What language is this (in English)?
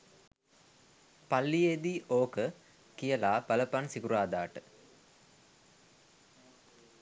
Sinhala